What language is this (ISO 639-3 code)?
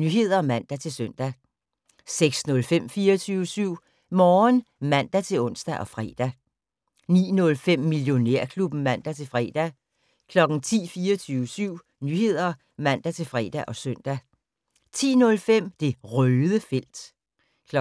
dan